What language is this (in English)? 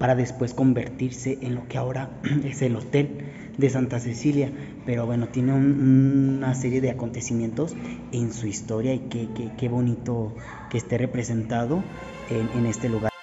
Spanish